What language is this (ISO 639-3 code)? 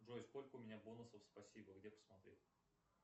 rus